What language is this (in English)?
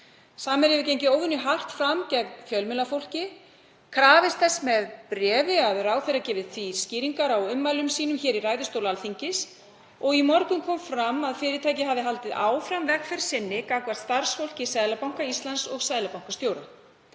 Icelandic